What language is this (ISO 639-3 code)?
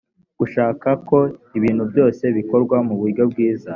kin